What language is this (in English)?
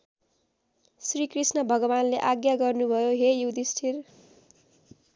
Nepali